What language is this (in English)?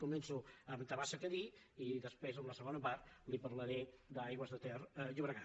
Catalan